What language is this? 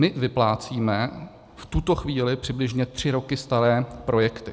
Czech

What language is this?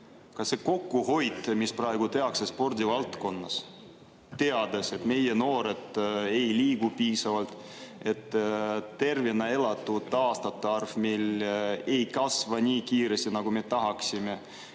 Estonian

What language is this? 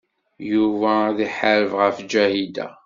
Kabyle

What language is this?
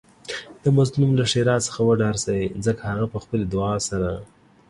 Pashto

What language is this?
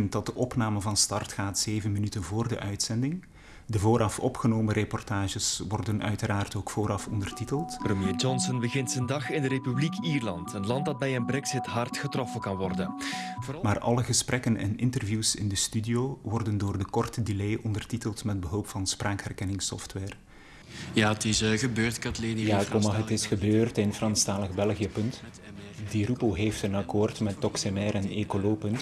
Dutch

